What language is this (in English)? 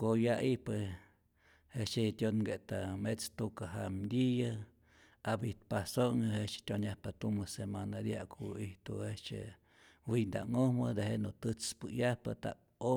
Rayón Zoque